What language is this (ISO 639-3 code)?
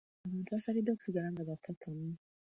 lug